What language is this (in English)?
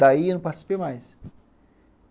Portuguese